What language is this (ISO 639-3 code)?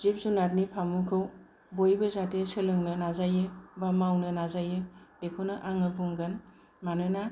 brx